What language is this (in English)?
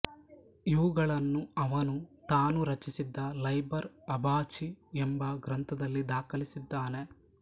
Kannada